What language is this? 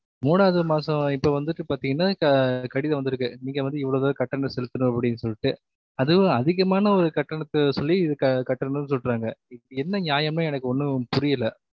Tamil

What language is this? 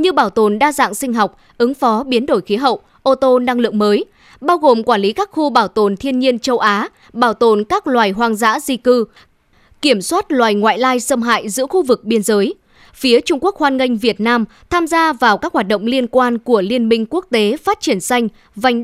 Vietnamese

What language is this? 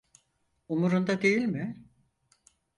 Turkish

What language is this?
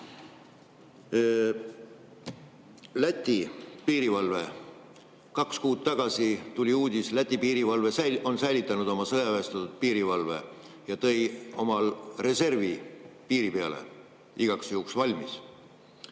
Estonian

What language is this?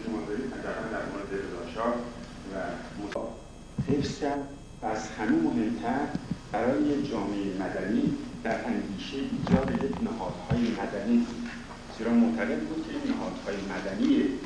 Persian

